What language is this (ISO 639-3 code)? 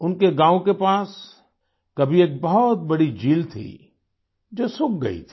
hin